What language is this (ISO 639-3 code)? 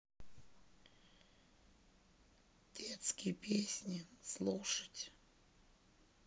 rus